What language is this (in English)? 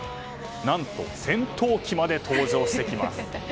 Japanese